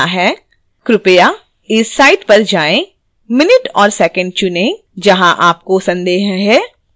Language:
Hindi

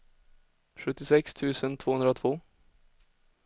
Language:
Swedish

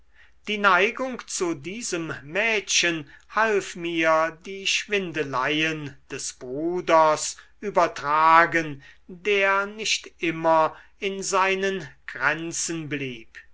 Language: German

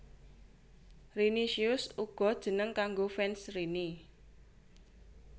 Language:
Javanese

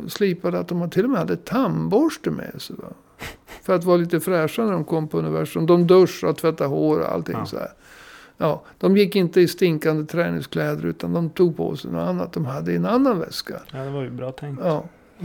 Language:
Swedish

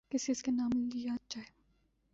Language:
Urdu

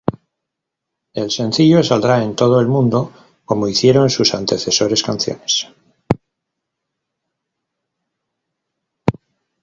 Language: Spanish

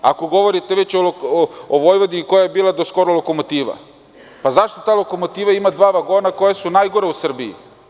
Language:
Serbian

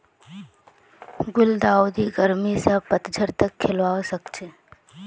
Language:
Magahi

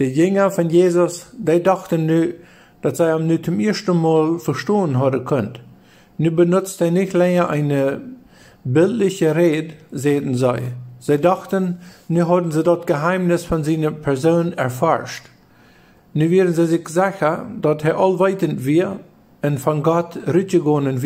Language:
German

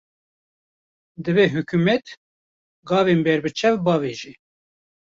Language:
Kurdish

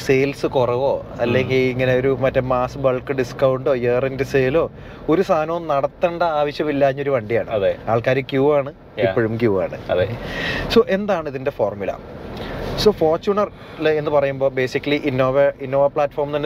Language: Malayalam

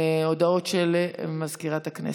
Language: Hebrew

